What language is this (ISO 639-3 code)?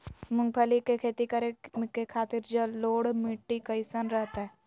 mag